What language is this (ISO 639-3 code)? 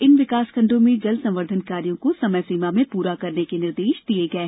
hin